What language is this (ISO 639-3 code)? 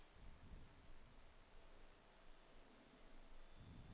dan